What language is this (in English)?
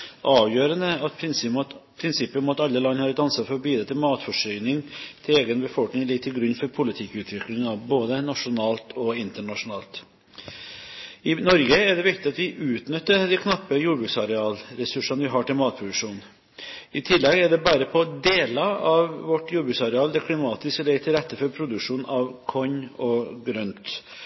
Norwegian Bokmål